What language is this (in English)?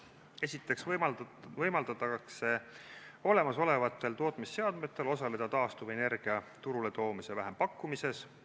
Estonian